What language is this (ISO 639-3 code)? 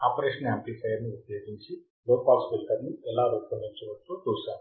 tel